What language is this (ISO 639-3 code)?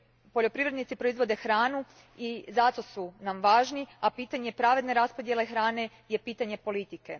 hrv